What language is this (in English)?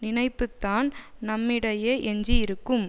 Tamil